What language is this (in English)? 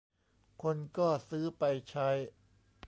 Thai